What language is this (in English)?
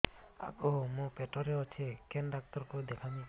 Odia